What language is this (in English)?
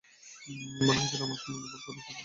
Bangla